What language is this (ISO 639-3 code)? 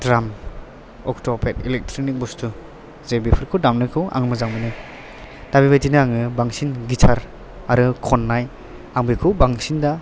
brx